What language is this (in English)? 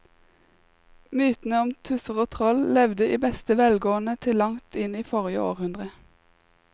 Norwegian